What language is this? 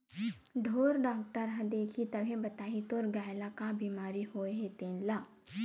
Chhattisgarhi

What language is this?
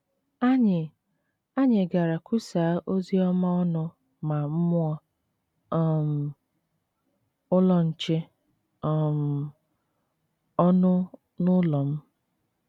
Igbo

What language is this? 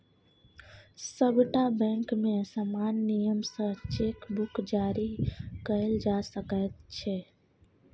Maithili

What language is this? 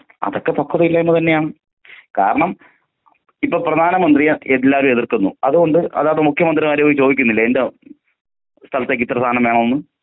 Malayalam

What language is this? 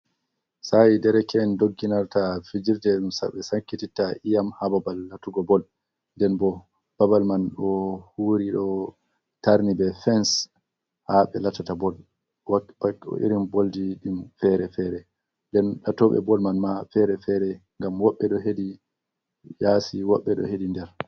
Fula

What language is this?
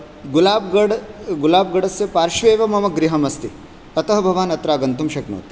Sanskrit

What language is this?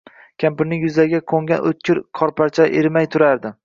Uzbek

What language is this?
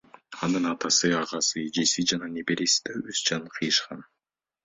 Kyrgyz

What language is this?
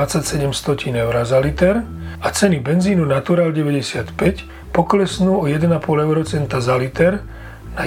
Slovak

